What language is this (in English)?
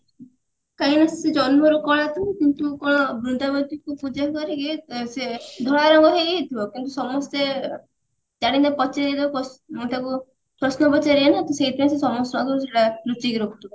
Odia